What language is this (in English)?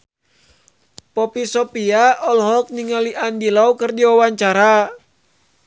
Sundanese